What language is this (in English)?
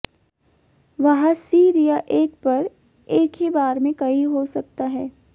Hindi